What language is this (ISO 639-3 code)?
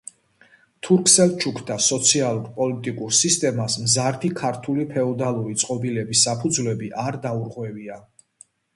kat